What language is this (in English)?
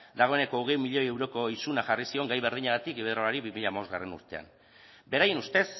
Basque